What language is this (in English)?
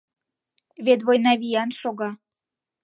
Mari